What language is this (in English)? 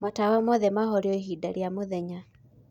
Kikuyu